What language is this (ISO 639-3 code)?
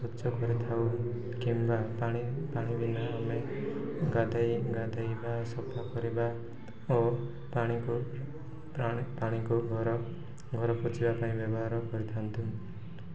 ori